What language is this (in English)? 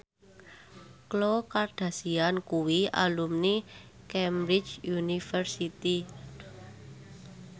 Javanese